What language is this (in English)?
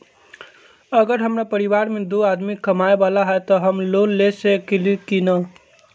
Magahi